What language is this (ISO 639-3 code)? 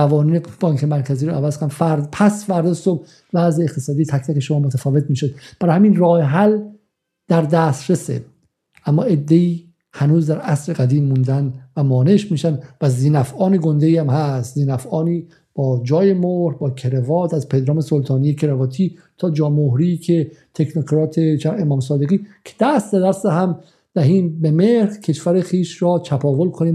fas